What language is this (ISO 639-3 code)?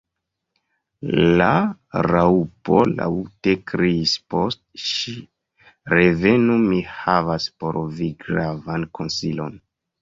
epo